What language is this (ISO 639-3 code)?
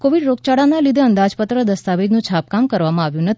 guj